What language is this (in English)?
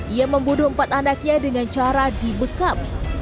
Indonesian